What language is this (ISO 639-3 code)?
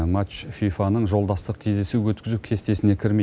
kaz